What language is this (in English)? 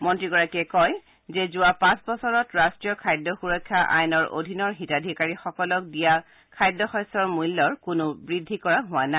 Assamese